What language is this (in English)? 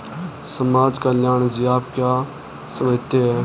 Hindi